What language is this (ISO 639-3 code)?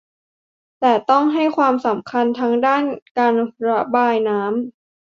tha